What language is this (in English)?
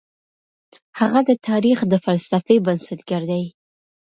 Pashto